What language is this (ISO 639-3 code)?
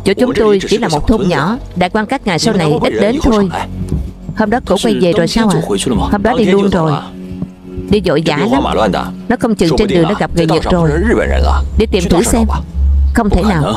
vie